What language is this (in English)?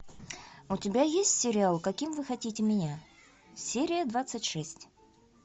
Russian